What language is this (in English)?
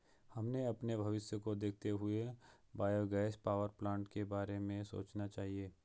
Hindi